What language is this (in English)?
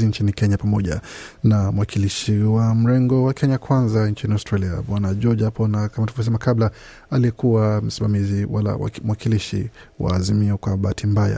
Swahili